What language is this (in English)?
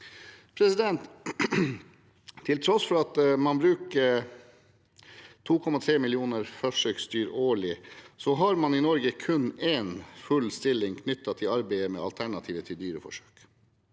Norwegian